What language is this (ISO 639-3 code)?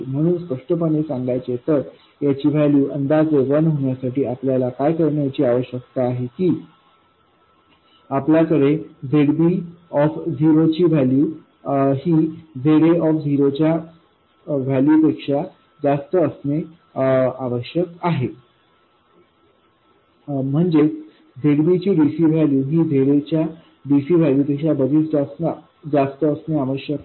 mar